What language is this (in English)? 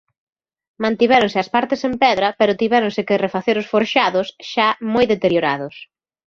Galician